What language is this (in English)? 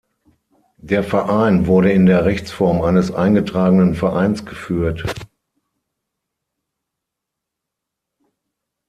German